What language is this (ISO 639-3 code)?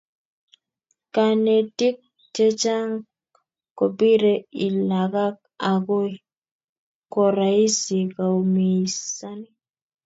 kln